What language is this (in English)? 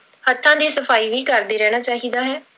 Punjabi